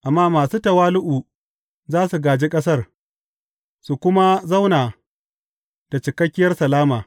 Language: Hausa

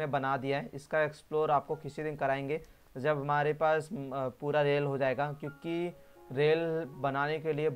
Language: Hindi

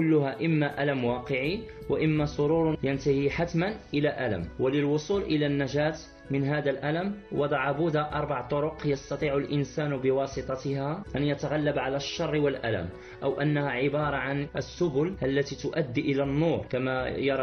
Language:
Arabic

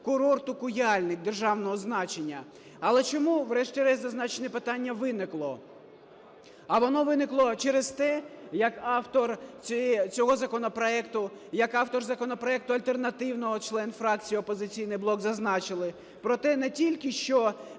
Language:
Ukrainian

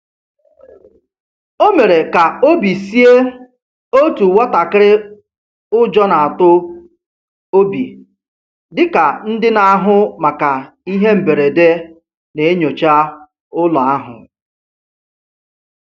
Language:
Igbo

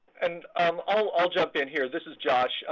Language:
English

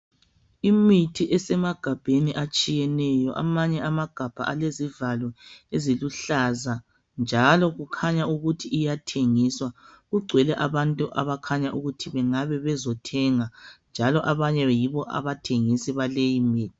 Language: North Ndebele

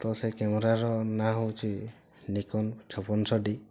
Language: Odia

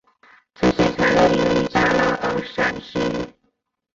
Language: Chinese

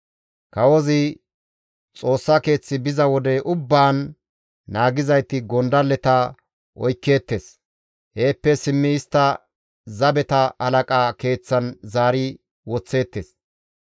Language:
Gamo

